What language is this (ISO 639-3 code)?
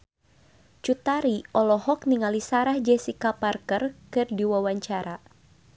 sun